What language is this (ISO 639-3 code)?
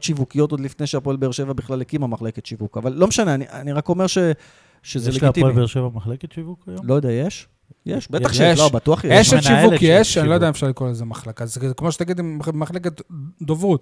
heb